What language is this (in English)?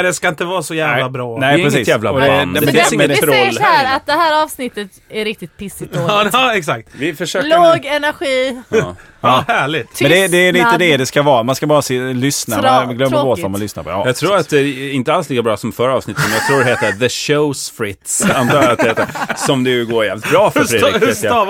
Swedish